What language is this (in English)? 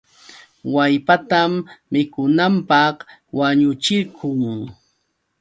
Yauyos Quechua